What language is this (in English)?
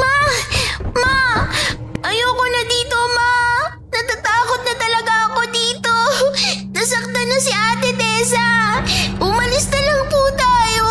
Filipino